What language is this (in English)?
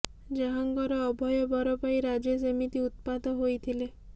Odia